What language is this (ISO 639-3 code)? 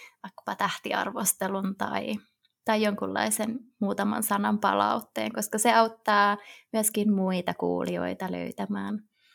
fin